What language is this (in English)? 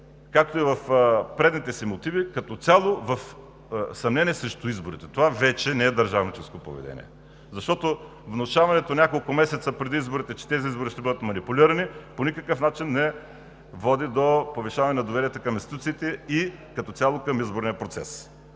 Bulgarian